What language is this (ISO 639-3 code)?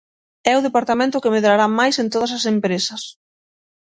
glg